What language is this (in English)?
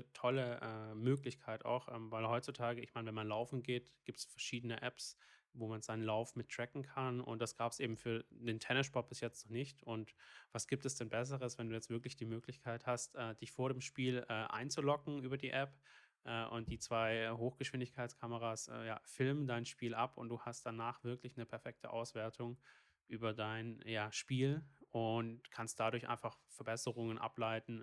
German